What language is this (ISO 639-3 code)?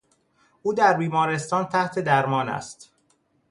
fas